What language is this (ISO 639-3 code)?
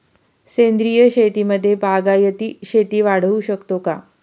mar